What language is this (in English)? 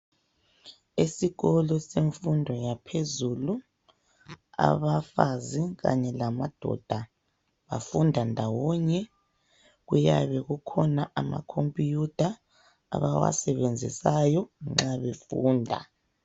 North Ndebele